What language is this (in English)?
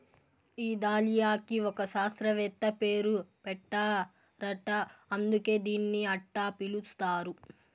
Telugu